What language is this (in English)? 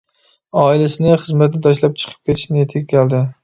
Uyghur